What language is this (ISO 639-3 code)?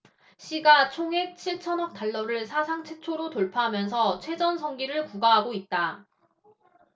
kor